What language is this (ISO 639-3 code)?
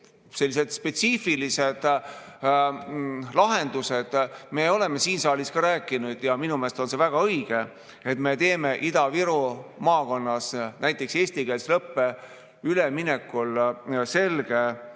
est